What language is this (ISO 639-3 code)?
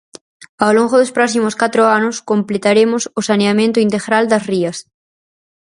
glg